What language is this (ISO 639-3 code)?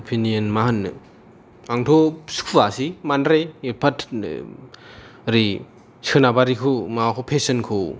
brx